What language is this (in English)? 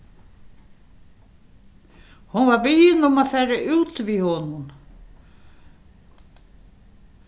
Faroese